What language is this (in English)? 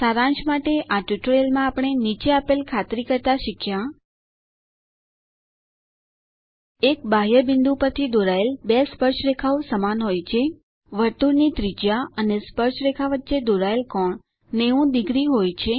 Gujarati